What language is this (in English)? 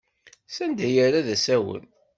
Kabyle